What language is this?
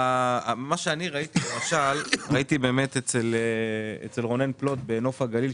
Hebrew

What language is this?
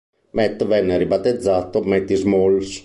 Italian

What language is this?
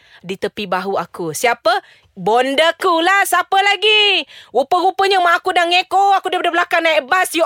Malay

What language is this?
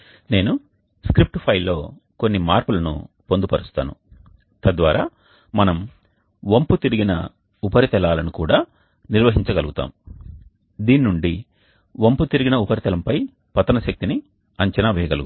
Telugu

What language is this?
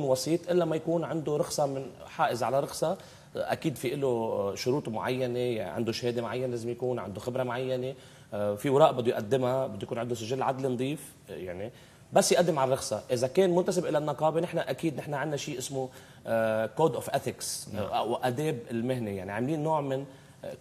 Arabic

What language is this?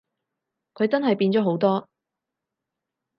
Cantonese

